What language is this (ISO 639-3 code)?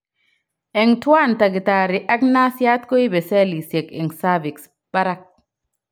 kln